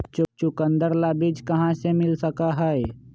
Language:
Magahi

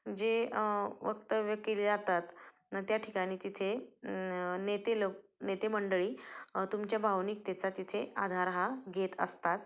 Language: Marathi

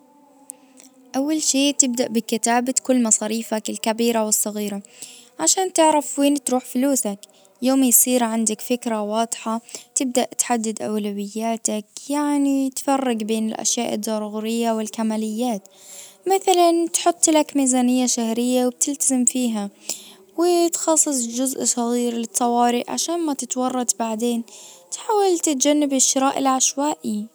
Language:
Najdi Arabic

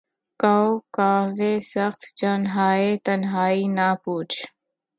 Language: Urdu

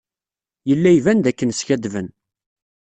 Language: Kabyle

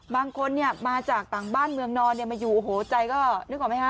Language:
Thai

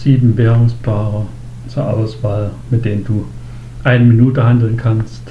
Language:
German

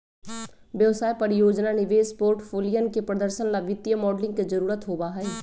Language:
Magahi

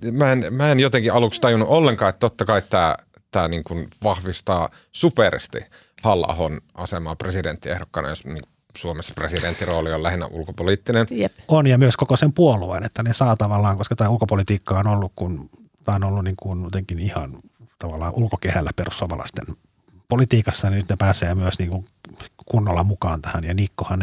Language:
Finnish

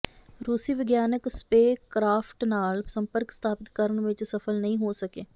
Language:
Punjabi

